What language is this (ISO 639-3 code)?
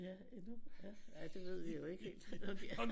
dan